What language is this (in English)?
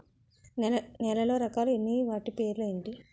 Telugu